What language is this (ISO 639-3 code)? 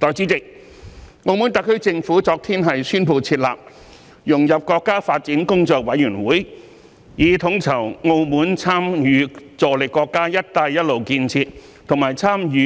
yue